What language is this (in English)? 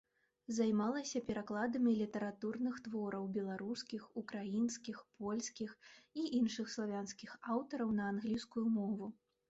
Belarusian